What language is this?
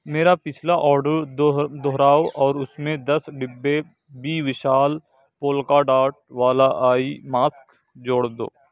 Urdu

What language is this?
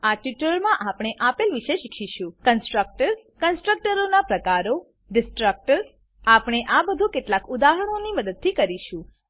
Gujarati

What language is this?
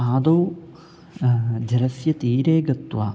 Sanskrit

